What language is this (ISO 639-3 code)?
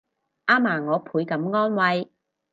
yue